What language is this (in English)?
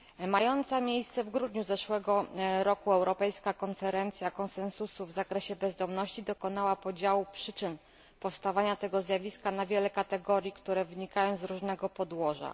Polish